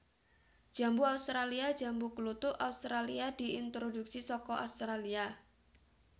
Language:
Javanese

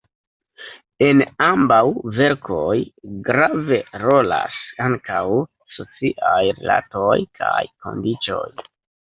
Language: Esperanto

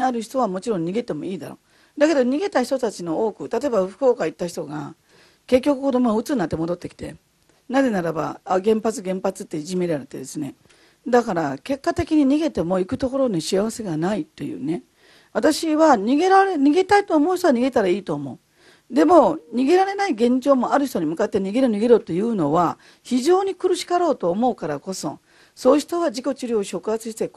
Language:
Japanese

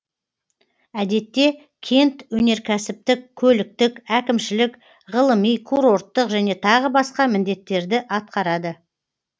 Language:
Kazakh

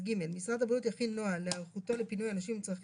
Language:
Hebrew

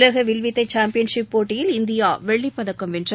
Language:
Tamil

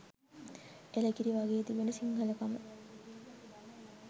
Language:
Sinhala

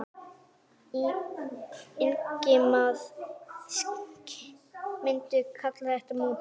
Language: Icelandic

